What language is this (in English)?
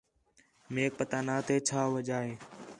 Khetrani